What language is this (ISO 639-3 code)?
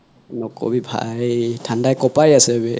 asm